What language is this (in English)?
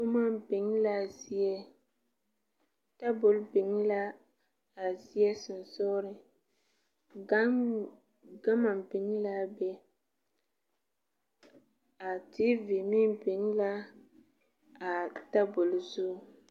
Southern Dagaare